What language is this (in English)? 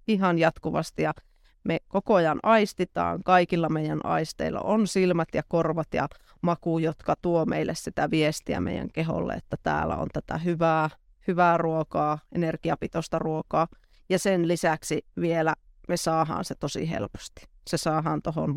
Finnish